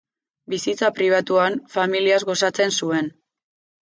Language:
Basque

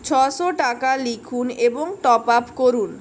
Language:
Bangla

